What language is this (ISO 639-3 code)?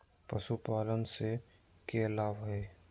mag